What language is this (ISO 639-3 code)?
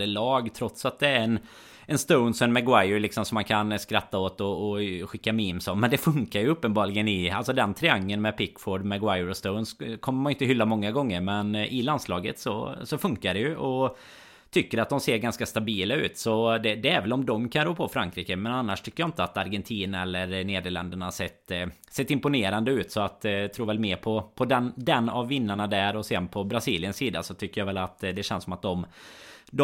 swe